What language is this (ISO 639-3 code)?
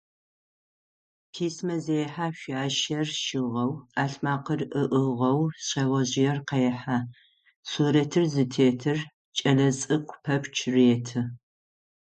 ady